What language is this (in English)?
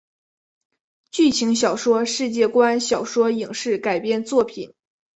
Chinese